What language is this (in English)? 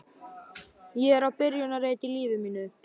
Icelandic